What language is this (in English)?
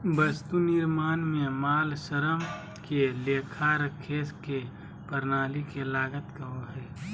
Magahi